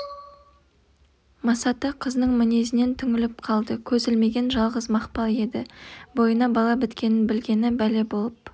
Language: Kazakh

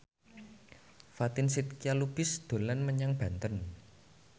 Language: Javanese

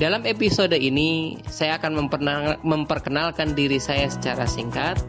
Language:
Indonesian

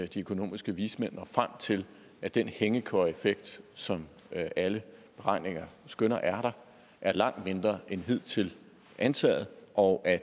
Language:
Danish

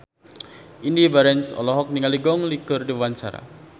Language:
Sundanese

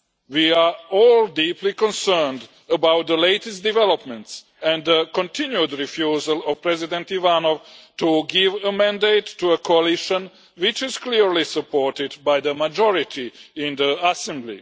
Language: English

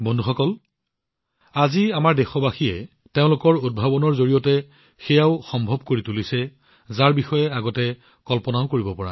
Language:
Assamese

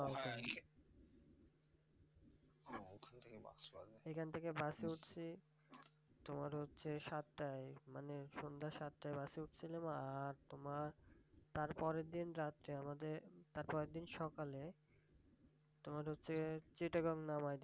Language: Bangla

